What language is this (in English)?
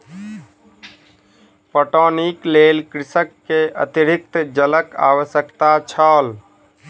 Maithili